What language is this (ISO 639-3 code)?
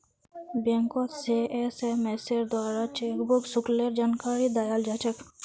mag